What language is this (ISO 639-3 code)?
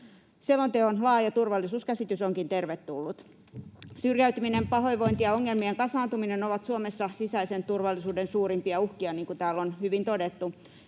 fin